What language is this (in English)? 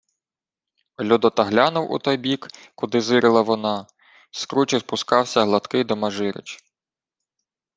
Ukrainian